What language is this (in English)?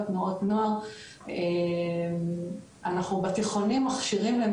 Hebrew